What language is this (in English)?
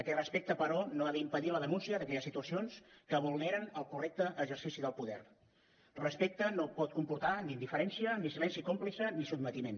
Catalan